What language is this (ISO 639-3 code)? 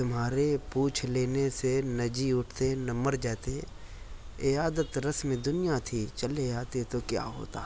urd